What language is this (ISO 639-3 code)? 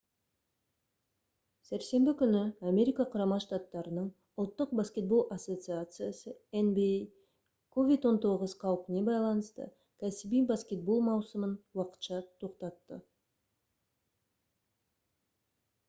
kaz